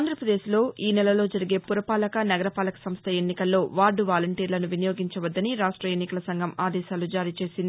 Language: Telugu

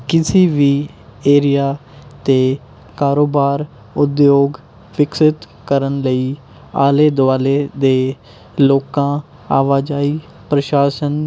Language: Punjabi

